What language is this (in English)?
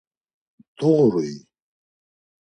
Laz